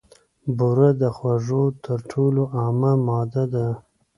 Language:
Pashto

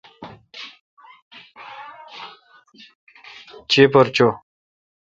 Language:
Kalkoti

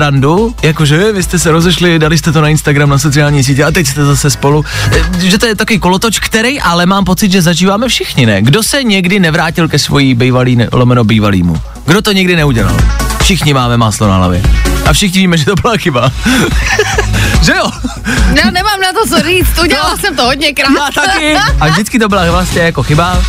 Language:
Czech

